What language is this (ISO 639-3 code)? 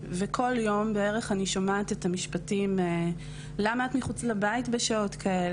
heb